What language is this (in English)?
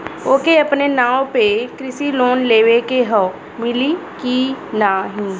Bhojpuri